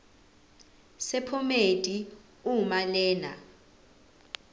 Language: Zulu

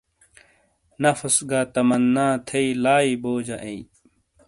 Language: Shina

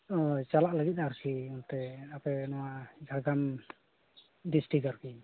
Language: Santali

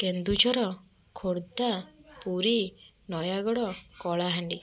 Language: Odia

